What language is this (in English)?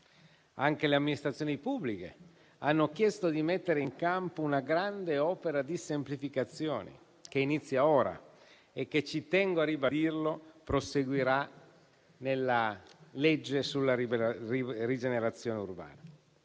Italian